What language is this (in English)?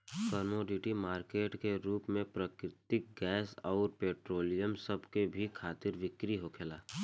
Bhojpuri